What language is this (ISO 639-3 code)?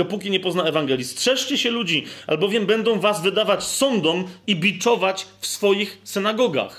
pol